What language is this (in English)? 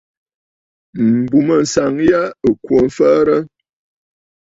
Bafut